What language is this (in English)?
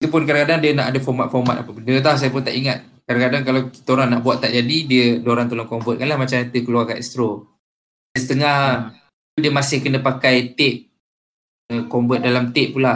Malay